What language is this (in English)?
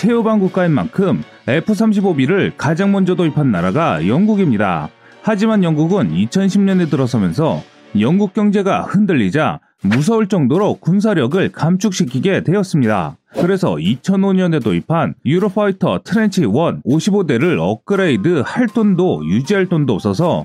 Korean